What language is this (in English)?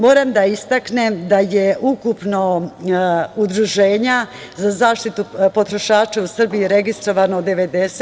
Serbian